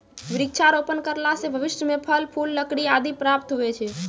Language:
Maithili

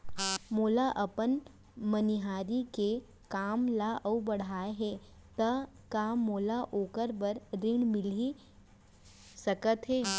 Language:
Chhattisgarhi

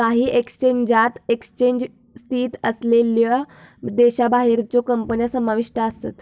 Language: Marathi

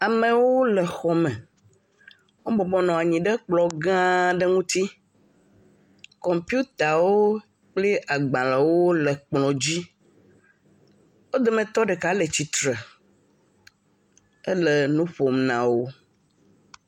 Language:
Ewe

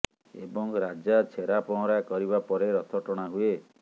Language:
Odia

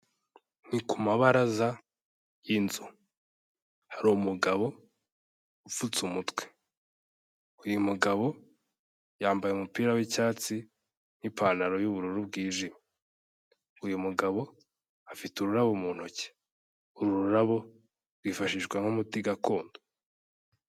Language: Kinyarwanda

